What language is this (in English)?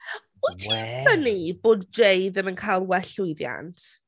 Welsh